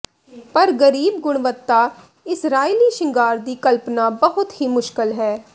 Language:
Punjabi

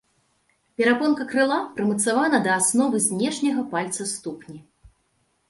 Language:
Belarusian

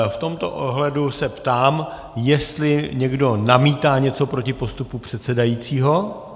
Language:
Czech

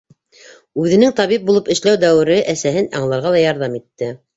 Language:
Bashkir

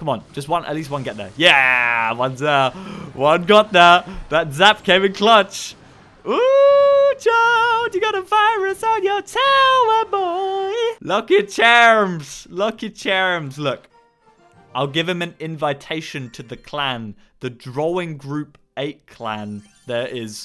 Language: English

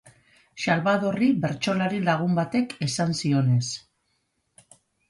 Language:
Basque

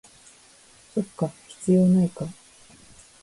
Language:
Japanese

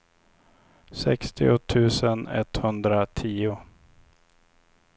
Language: Swedish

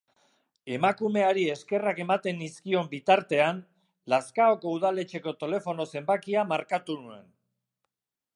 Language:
Basque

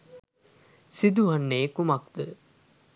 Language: Sinhala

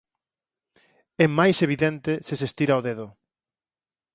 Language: Galician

